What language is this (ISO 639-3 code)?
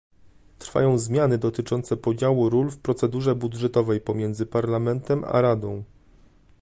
pol